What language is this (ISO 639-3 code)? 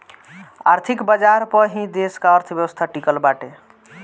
bho